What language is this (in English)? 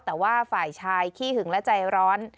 Thai